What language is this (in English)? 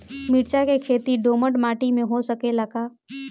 Bhojpuri